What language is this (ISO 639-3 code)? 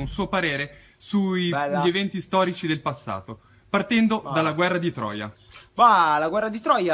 ita